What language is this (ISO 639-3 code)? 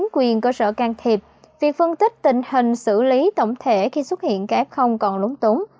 vie